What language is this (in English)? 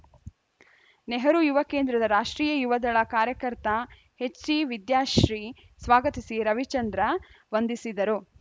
Kannada